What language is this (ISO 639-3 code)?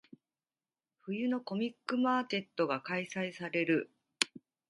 jpn